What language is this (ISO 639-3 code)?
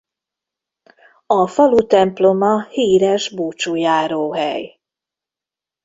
hun